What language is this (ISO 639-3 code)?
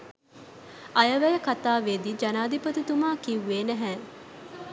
sin